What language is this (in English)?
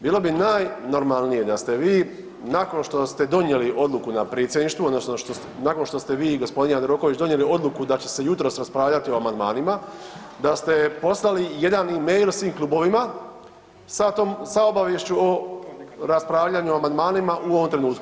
Croatian